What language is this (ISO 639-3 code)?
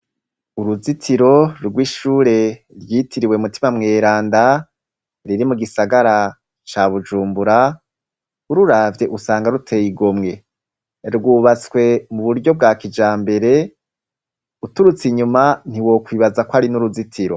run